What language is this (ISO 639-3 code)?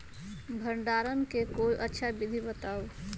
mag